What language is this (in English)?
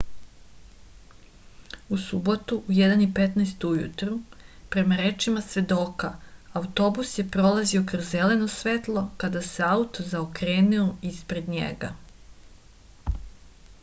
Serbian